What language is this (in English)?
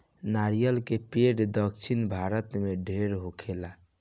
Bhojpuri